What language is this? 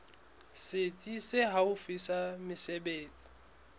Southern Sotho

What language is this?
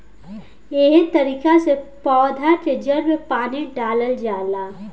Bhojpuri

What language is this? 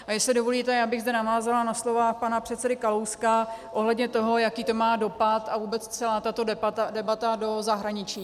Czech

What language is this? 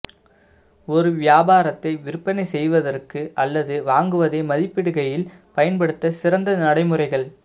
Tamil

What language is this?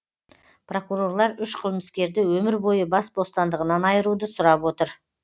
Kazakh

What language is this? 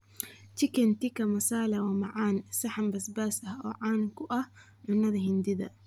Somali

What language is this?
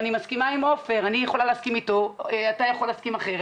Hebrew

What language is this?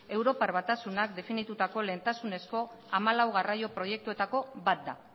Basque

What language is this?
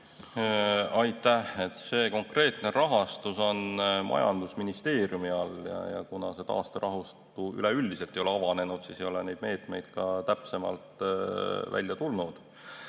Estonian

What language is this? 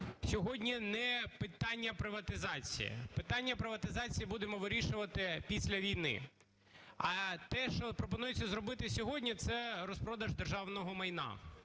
Ukrainian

